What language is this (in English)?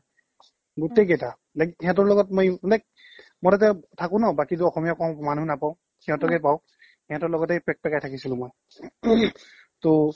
Assamese